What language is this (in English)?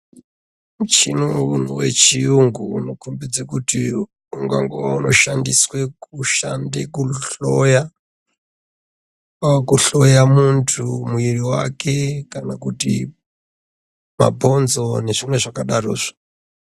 Ndau